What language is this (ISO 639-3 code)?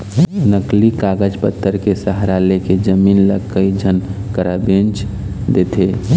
hne